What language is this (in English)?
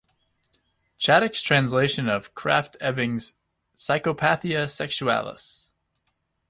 English